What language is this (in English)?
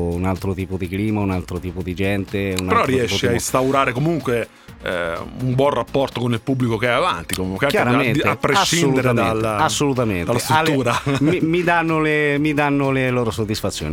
Italian